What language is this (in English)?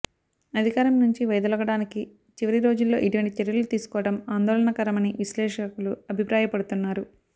Telugu